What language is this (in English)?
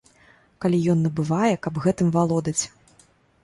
Belarusian